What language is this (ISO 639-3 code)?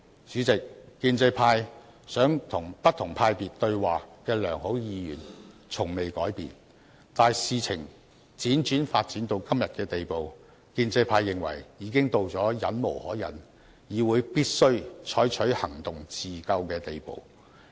yue